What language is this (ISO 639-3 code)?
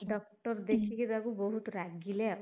ori